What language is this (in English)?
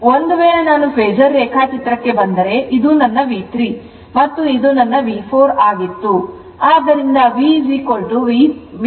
Kannada